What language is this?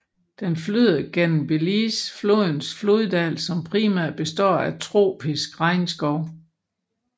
Danish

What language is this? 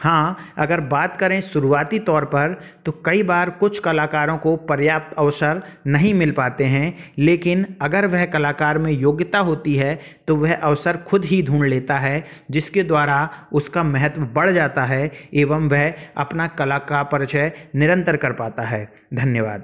Hindi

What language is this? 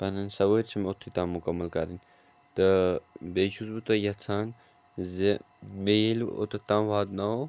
Kashmiri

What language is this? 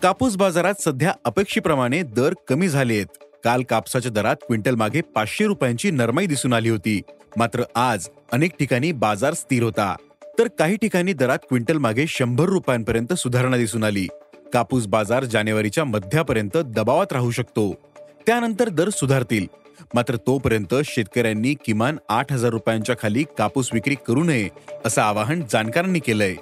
Marathi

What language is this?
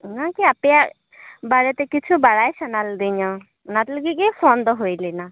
Santali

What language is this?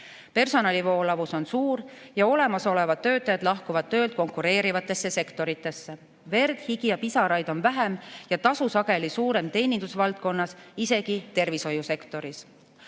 Estonian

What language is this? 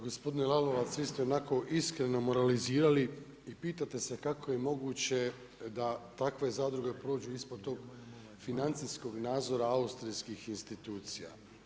Croatian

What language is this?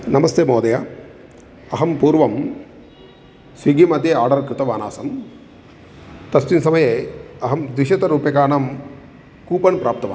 Sanskrit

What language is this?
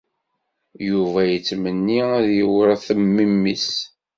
Kabyle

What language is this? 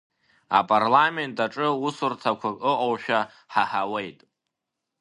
Abkhazian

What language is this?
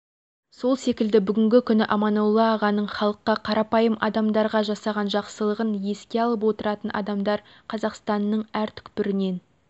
Kazakh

